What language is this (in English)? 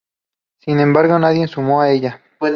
Spanish